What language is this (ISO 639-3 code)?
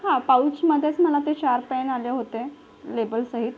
mar